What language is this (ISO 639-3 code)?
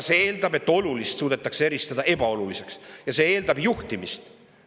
est